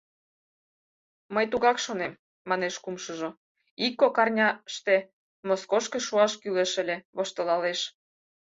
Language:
Mari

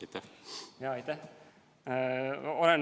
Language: Estonian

